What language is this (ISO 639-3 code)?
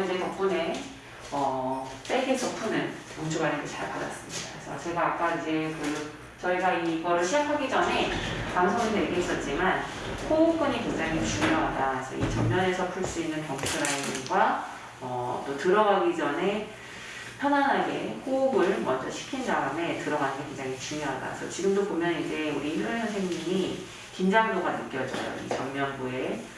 kor